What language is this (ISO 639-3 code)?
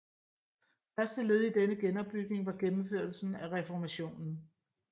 dan